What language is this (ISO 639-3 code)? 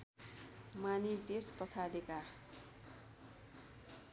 nep